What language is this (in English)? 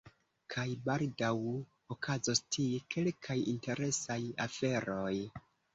Esperanto